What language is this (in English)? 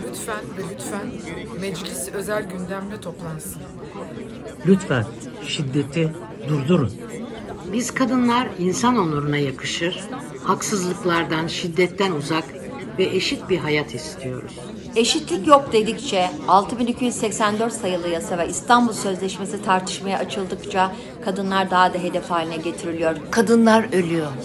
Turkish